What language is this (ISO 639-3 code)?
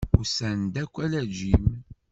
kab